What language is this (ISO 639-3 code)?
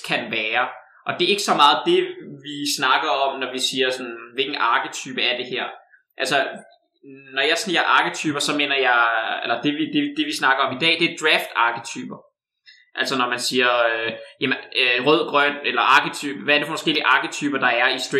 dan